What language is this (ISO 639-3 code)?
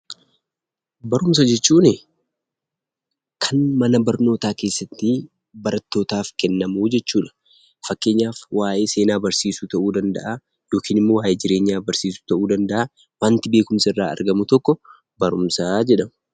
orm